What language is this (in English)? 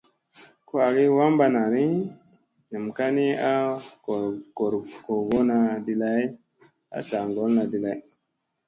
Musey